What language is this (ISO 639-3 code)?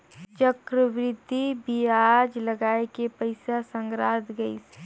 hne